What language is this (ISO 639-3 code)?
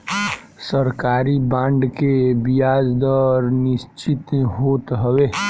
bho